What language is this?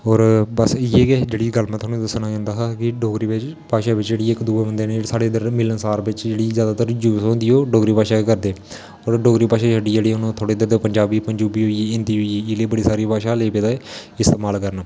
Dogri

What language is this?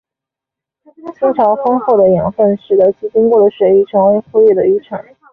Chinese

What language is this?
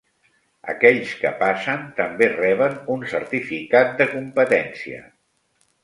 Catalan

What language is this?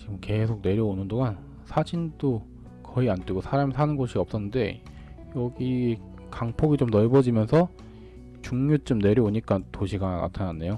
Korean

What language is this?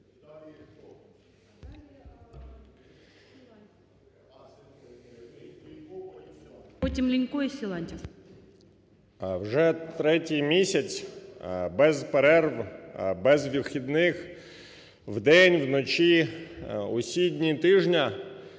Ukrainian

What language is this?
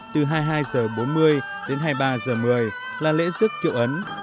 Vietnamese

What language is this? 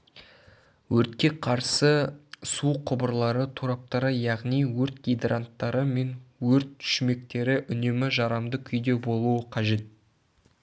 Kazakh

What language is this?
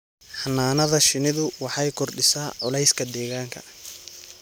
Somali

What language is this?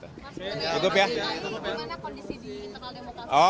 Indonesian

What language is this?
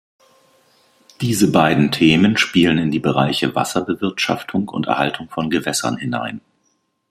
German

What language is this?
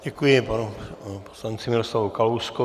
Czech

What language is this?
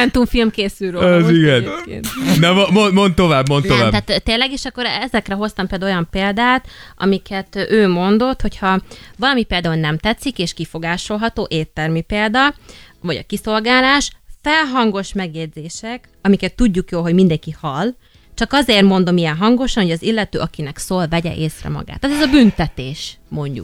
Hungarian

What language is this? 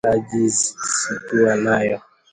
Swahili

